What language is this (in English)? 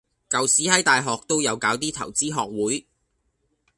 Cantonese